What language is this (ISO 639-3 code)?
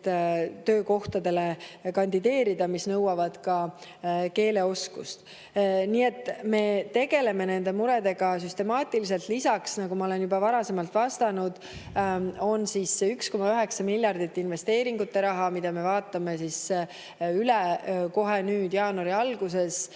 est